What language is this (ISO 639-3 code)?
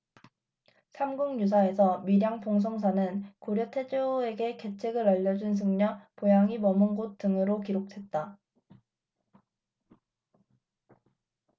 kor